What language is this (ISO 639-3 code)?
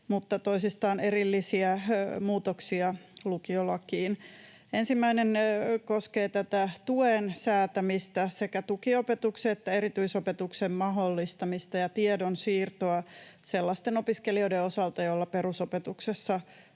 fin